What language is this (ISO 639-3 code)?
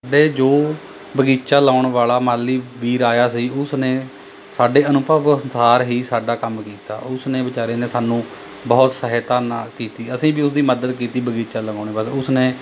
pan